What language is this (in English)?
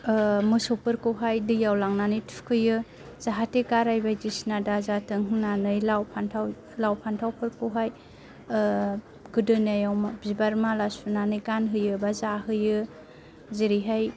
Bodo